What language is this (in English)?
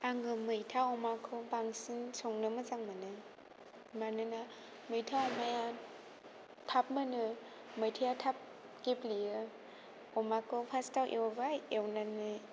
Bodo